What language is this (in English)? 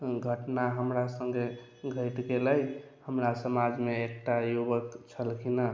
Maithili